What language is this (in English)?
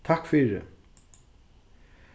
Faroese